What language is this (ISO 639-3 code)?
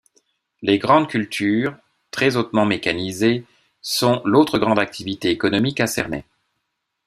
fra